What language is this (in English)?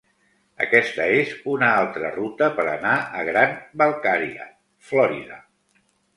Catalan